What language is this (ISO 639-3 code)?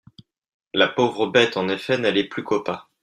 fra